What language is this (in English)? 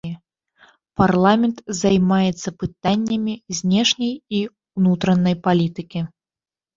Belarusian